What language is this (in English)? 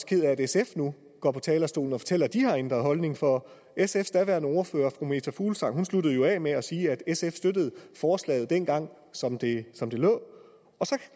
Danish